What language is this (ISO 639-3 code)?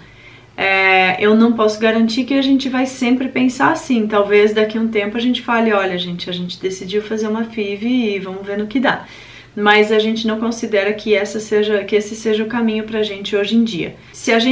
por